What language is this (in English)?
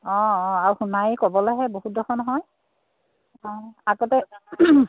Assamese